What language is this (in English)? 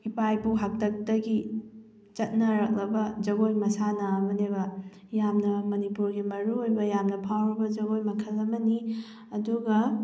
Manipuri